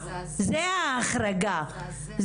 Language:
Hebrew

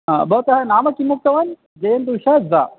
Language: Sanskrit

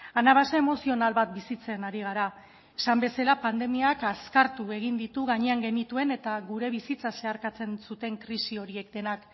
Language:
Basque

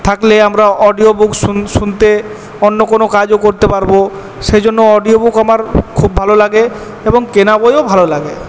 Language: Bangla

